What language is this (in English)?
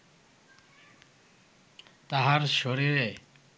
Bangla